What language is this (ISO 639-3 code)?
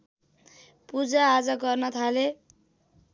nep